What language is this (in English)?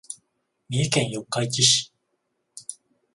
Japanese